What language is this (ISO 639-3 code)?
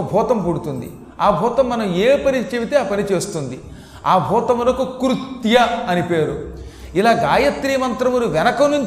tel